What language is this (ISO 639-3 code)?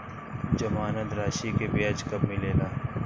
bho